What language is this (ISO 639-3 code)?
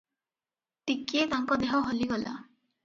ori